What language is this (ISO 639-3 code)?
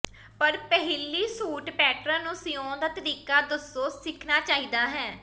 pan